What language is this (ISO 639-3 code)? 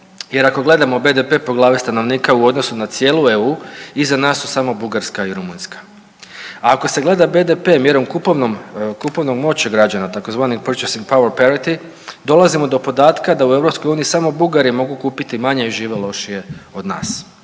hrv